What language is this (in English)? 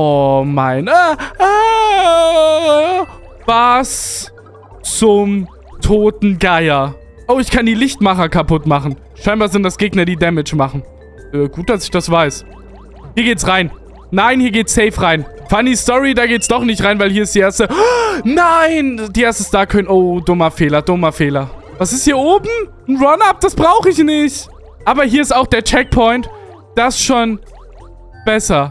German